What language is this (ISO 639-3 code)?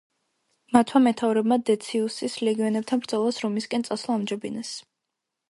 kat